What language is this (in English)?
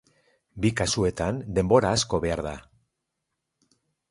Basque